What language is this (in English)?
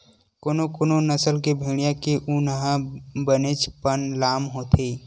Chhattisgarhi